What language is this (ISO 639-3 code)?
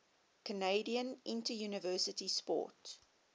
eng